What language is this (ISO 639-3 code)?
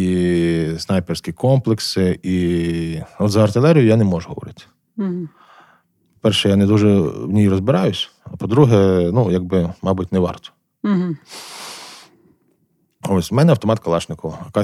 ukr